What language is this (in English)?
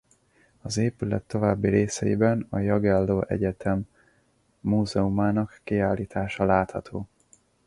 Hungarian